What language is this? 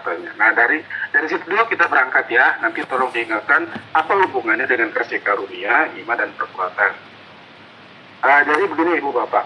Indonesian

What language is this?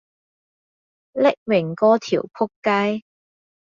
Cantonese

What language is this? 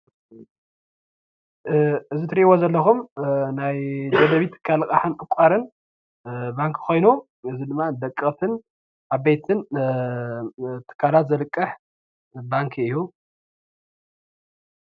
Tigrinya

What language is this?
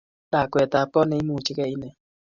Kalenjin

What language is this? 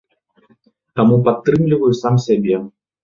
Belarusian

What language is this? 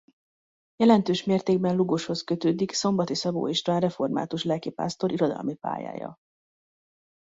Hungarian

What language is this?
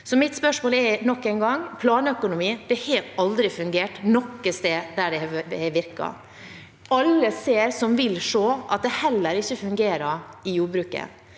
Norwegian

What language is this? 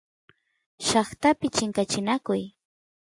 Santiago del Estero Quichua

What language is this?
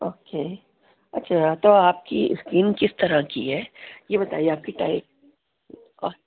Urdu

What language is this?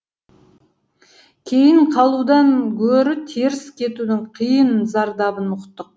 Kazakh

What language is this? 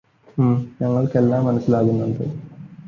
Malayalam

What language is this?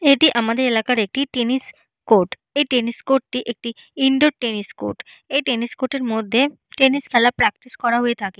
Bangla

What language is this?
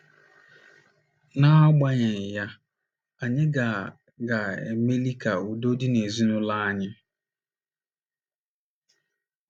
Igbo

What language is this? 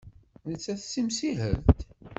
Kabyle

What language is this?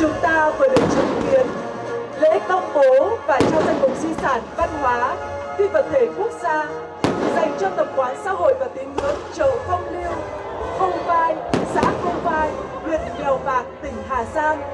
Vietnamese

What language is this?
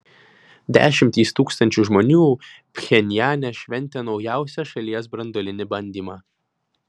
Lithuanian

